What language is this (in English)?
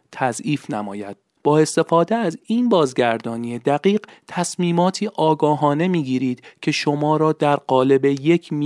Persian